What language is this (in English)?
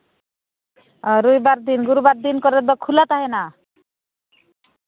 Santali